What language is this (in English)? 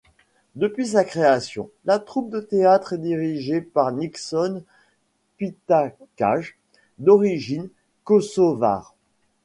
French